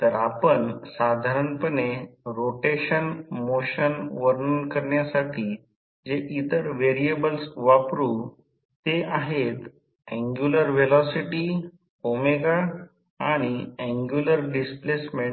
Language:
Marathi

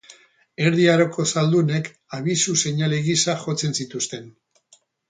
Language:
Basque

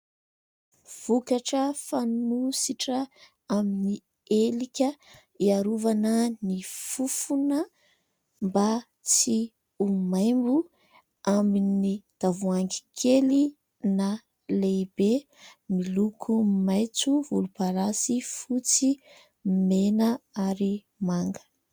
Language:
Malagasy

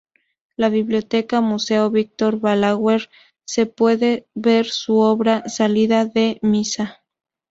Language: Spanish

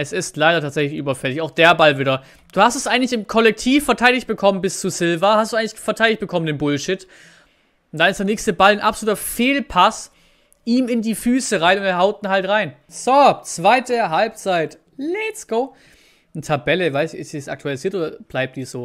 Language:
German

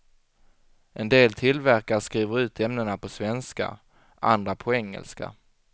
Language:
Swedish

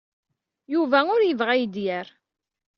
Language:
Kabyle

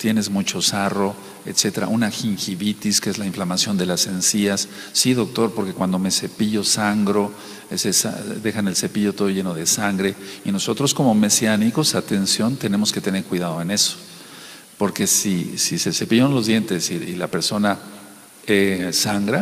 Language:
Spanish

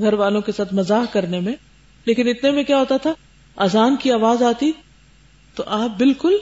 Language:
Urdu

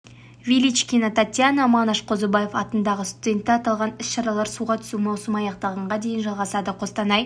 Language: Kazakh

